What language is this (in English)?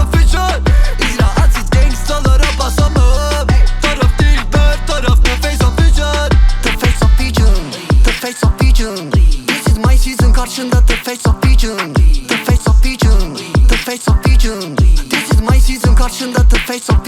Turkish